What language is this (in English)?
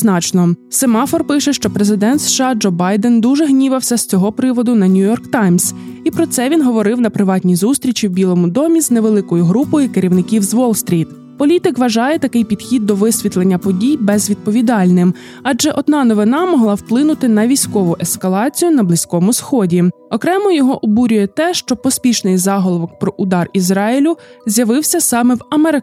Ukrainian